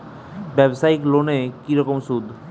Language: Bangla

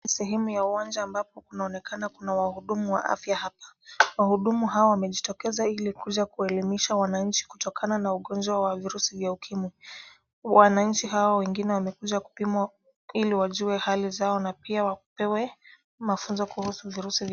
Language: Swahili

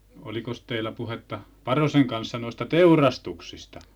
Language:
Finnish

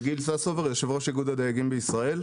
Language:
Hebrew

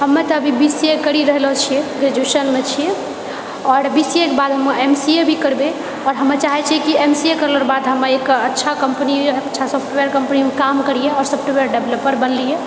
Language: Maithili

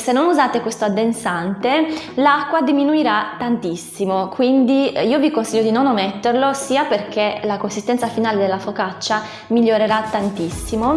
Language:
Italian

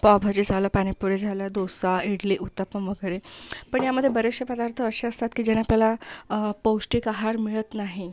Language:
Marathi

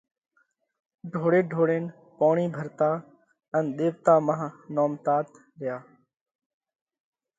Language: Parkari Koli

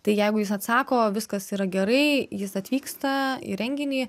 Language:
Lithuanian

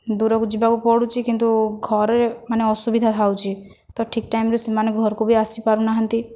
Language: Odia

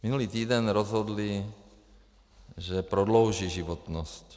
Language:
Czech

